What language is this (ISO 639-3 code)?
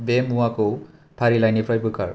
brx